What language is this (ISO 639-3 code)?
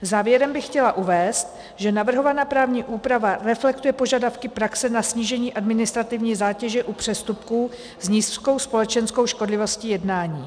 ces